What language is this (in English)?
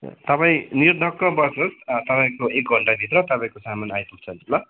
Nepali